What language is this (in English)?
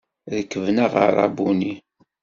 Kabyle